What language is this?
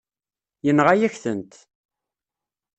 Kabyle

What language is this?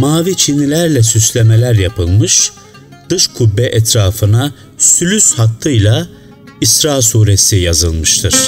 Turkish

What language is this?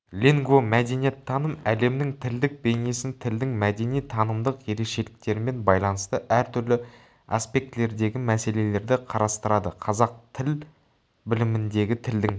Kazakh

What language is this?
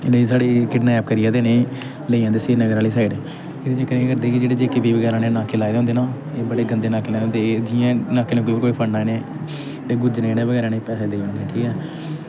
Dogri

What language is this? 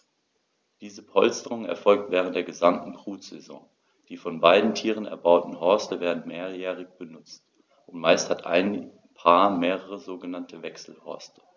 German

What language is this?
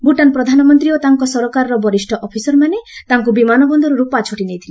Odia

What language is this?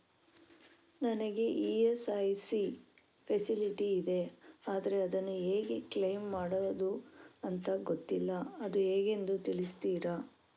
Kannada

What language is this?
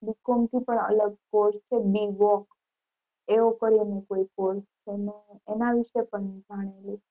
Gujarati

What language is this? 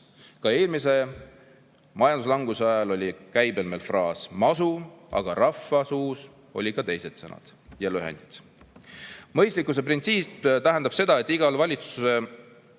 Estonian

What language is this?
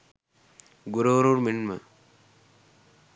Sinhala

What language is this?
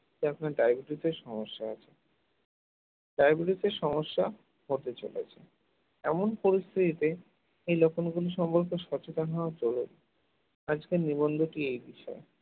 Bangla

